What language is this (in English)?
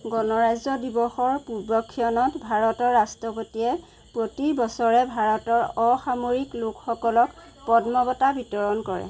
Assamese